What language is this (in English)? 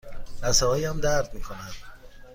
Persian